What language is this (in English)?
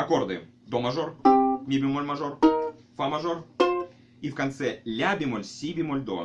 Russian